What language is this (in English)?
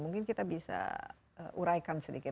Indonesian